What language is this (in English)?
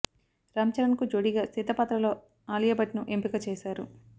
Telugu